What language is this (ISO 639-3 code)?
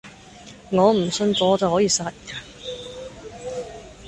yue